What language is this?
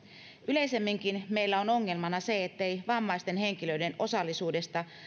Finnish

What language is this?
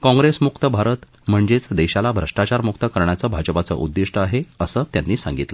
Marathi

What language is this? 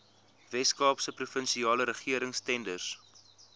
Afrikaans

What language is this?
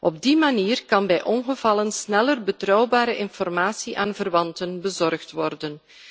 Dutch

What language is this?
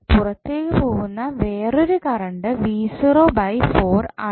Malayalam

